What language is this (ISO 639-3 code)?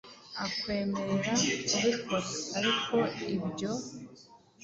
kin